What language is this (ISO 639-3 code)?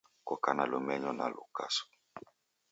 dav